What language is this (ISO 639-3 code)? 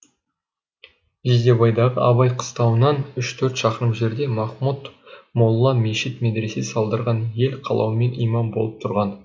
kaz